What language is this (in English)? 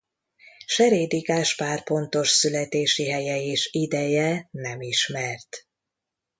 Hungarian